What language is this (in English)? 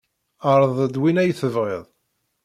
Kabyle